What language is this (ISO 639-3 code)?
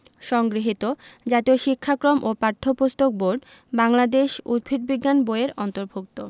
ben